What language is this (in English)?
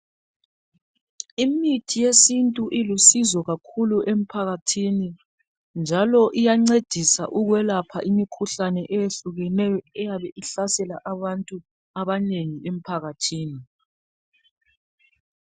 North Ndebele